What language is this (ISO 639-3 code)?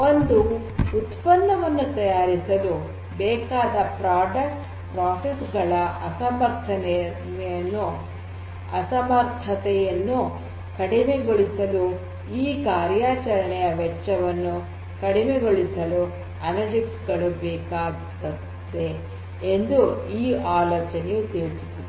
kan